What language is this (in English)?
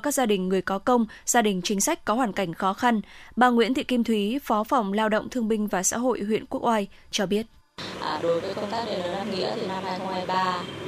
Vietnamese